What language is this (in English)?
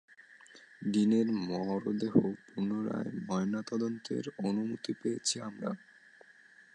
Bangla